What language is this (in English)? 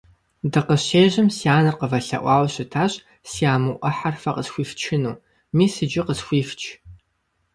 Kabardian